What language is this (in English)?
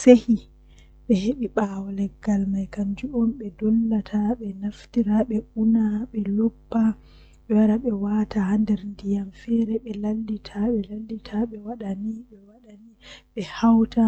Western Niger Fulfulde